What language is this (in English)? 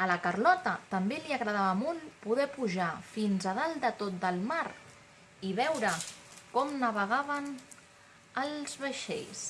Catalan